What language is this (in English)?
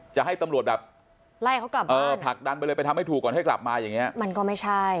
Thai